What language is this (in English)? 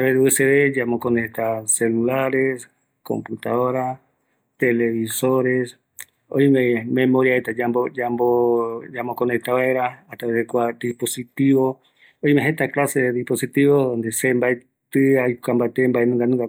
Eastern Bolivian Guaraní